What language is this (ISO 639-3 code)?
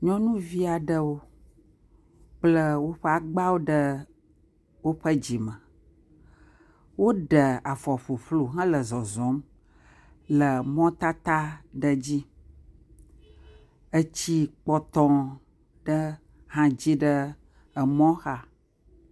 ewe